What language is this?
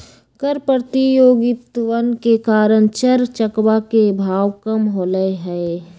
Magahi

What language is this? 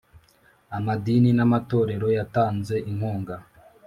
Kinyarwanda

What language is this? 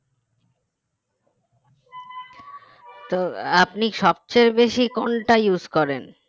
Bangla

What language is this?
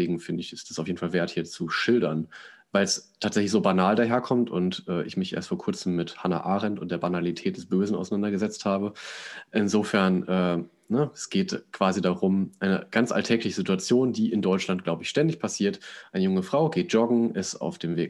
German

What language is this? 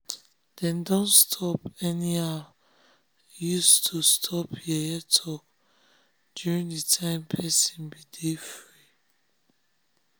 Nigerian Pidgin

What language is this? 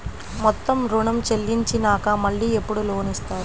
Telugu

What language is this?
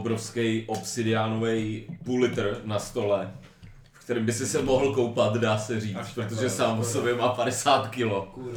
Czech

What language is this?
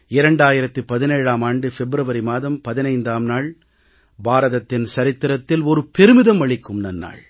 Tamil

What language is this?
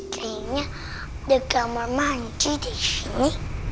Indonesian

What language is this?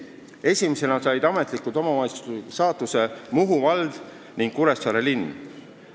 Estonian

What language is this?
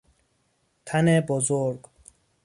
Persian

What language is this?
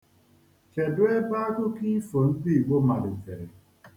Igbo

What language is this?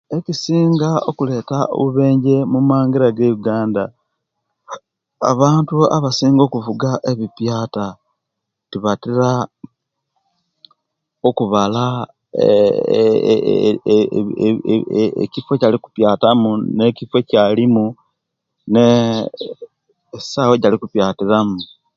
Kenyi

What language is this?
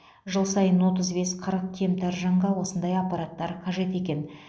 Kazakh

